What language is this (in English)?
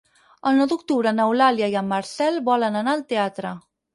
Catalan